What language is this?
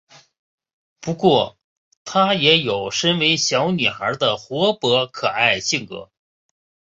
Chinese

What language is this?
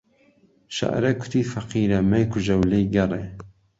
Central Kurdish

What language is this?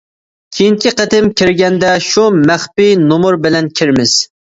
Uyghur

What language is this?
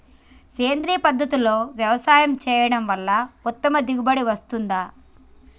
Telugu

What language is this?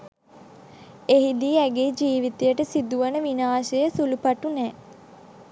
Sinhala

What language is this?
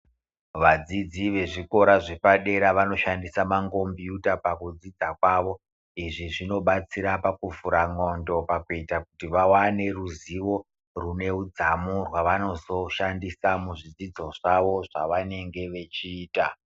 Ndau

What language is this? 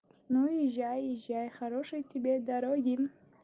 Russian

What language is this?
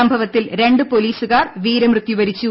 Malayalam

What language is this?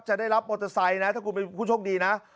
Thai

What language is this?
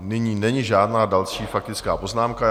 Czech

